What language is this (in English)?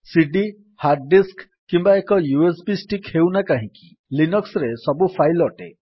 Odia